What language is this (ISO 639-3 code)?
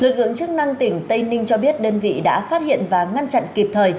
vie